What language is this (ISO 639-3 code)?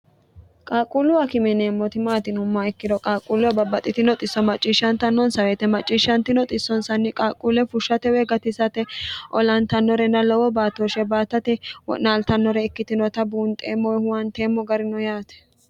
sid